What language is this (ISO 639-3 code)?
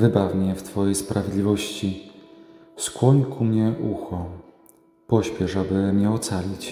pol